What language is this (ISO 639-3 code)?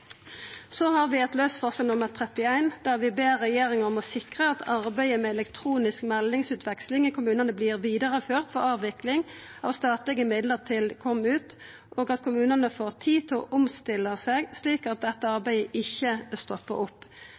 nno